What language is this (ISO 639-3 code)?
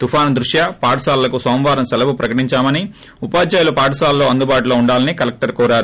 tel